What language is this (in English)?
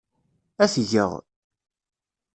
Kabyle